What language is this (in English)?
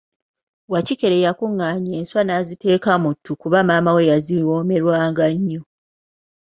Ganda